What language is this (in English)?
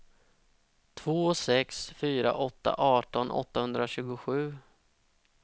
Swedish